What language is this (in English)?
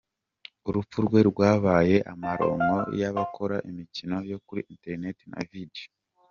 Kinyarwanda